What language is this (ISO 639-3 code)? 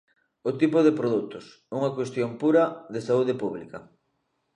glg